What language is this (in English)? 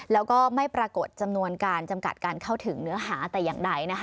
Thai